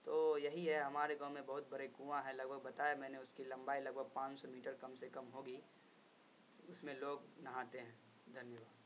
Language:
Urdu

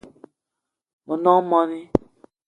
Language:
Eton (Cameroon)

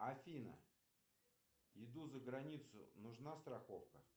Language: Russian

